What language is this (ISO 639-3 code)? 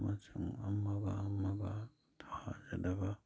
mni